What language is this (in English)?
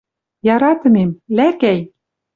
Western Mari